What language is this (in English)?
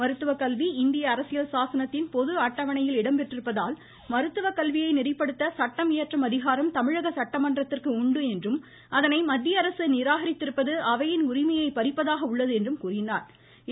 Tamil